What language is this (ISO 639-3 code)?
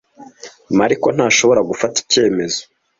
kin